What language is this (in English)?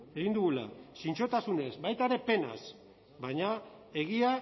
Basque